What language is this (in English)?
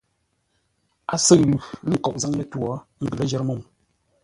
Ngombale